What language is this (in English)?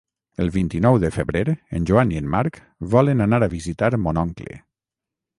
Catalan